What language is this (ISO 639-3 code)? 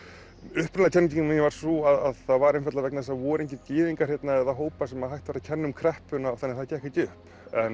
isl